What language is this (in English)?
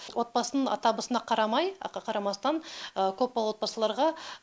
Kazakh